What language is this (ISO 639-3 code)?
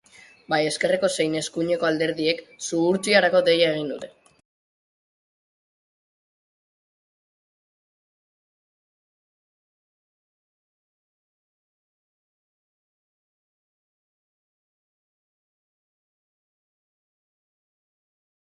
eus